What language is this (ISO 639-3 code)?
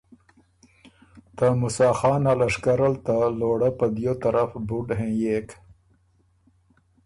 oru